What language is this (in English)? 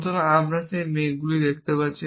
Bangla